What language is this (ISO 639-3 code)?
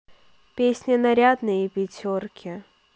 rus